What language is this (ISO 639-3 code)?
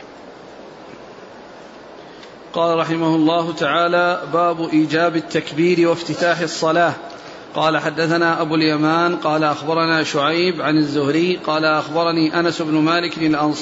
ara